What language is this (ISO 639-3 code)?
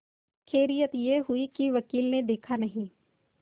hin